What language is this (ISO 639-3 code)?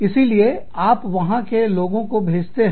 hin